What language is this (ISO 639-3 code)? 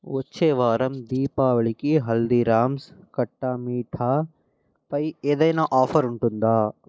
tel